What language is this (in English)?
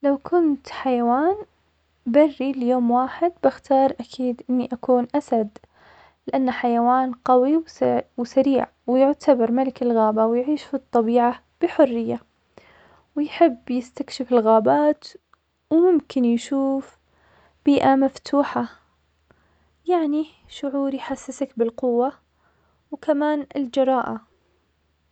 Omani Arabic